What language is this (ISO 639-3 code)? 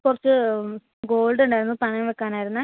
mal